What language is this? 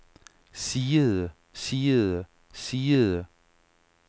Danish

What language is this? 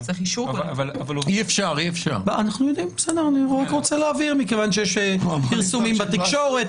Hebrew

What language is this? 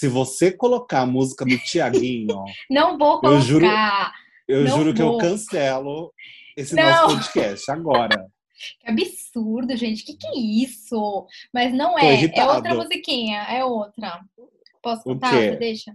Portuguese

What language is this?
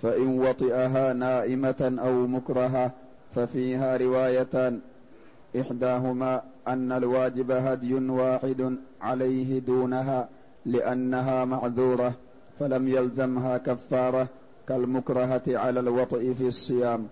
Arabic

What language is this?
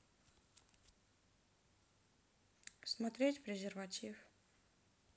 Russian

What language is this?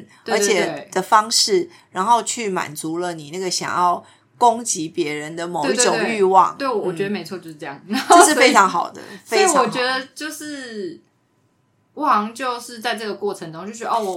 Chinese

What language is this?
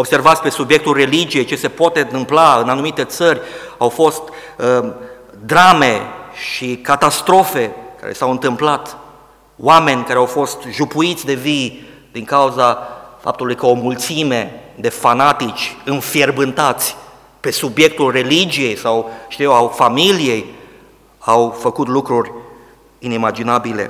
Romanian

